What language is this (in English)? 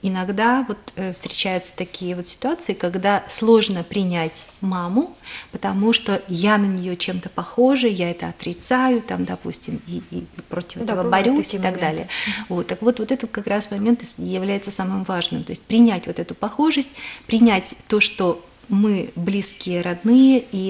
Russian